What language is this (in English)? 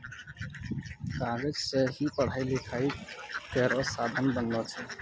Maithili